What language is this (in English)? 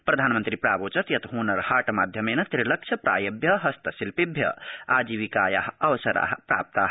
Sanskrit